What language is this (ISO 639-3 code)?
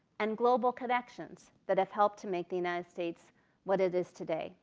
eng